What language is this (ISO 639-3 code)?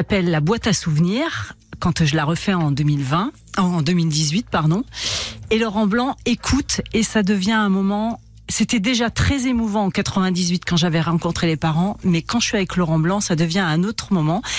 fra